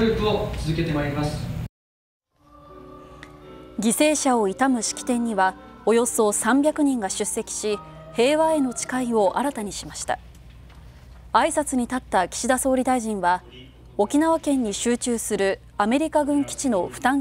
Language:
Japanese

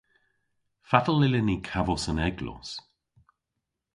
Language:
Cornish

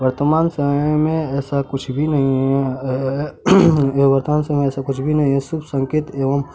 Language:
Hindi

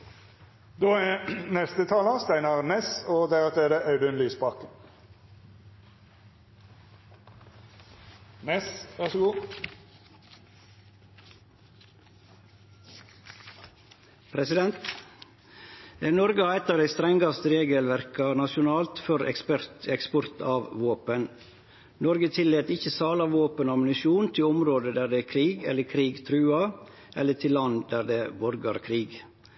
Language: Norwegian Nynorsk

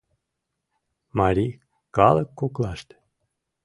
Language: Mari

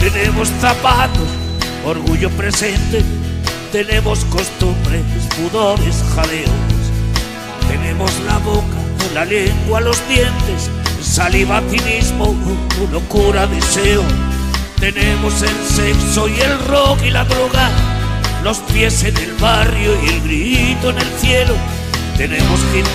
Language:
Spanish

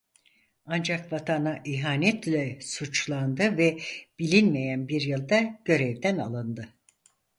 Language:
Turkish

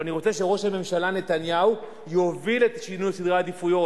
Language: Hebrew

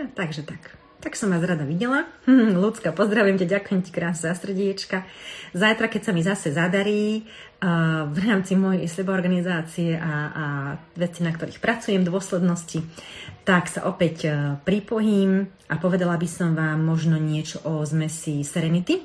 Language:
Slovak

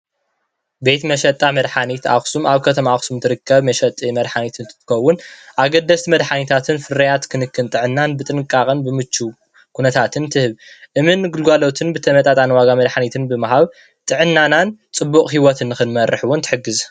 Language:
Tigrinya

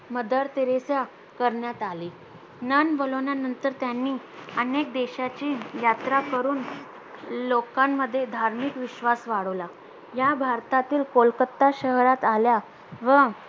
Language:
Marathi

